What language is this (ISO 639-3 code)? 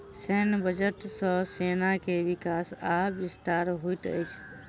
mai